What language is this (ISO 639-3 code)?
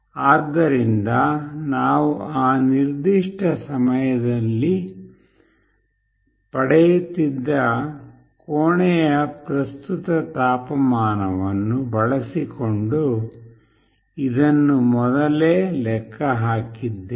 kan